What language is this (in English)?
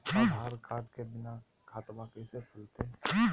Magahi